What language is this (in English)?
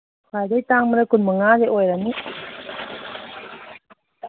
Manipuri